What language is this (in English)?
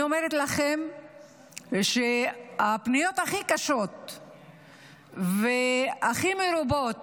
Hebrew